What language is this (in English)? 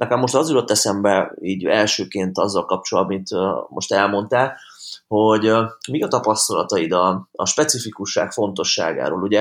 Hungarian